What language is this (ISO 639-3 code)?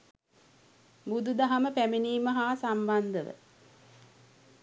sin